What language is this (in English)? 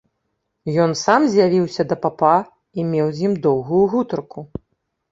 Belarusian